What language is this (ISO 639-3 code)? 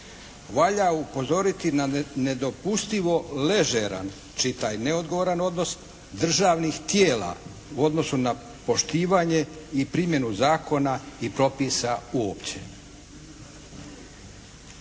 hrv